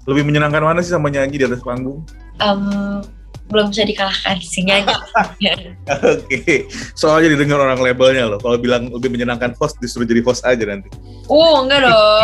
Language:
Indonesian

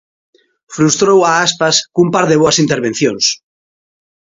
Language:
Galician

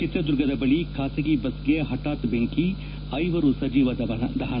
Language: Kannada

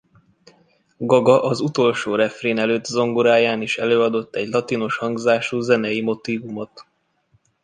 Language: Hungarian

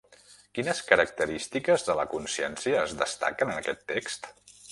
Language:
Catalan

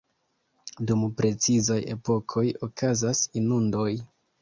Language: Esperanto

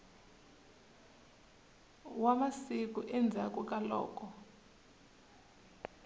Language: Tsonga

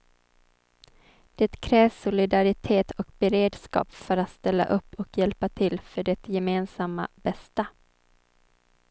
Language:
Swedish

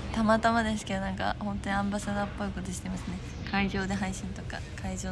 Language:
Japanese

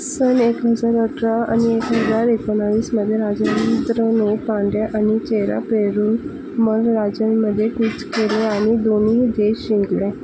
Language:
Marathi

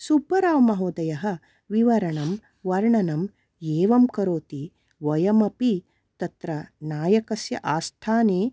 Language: Sanskrit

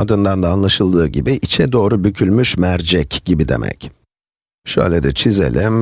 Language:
Turkish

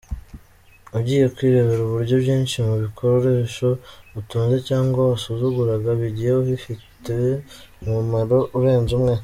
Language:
Kinyarwanda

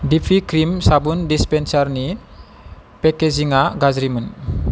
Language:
Bodo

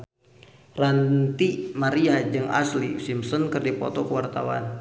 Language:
Sundanese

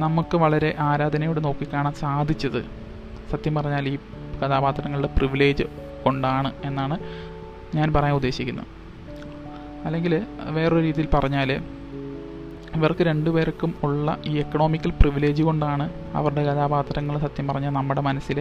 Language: Malayalam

